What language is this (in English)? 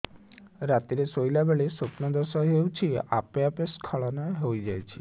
Odia